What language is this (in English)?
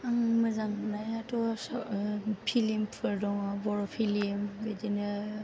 Bodo